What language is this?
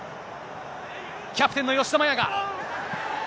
Japanese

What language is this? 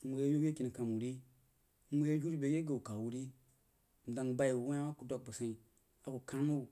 Jiba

